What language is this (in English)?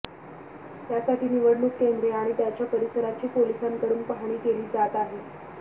Marathi